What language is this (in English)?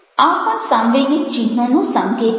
Gujarati